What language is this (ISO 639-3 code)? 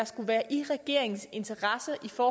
dan